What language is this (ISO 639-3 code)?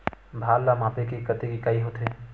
hne